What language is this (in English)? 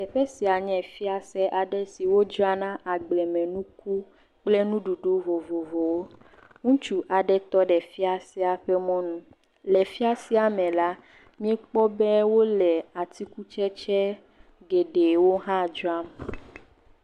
Ewe